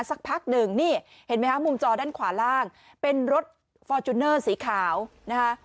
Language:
Thai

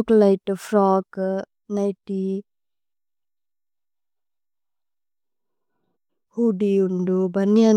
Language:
Tulu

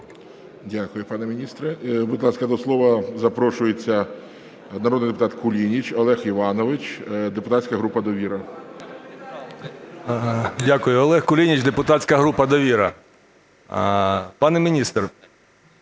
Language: Ukrainian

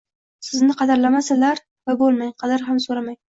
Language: Uzbek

